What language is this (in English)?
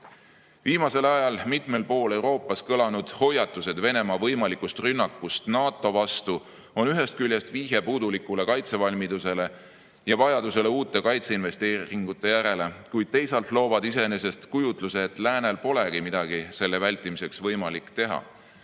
Estonian